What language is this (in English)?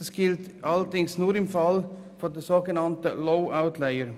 Swiss German